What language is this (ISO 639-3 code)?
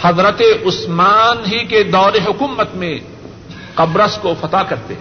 urd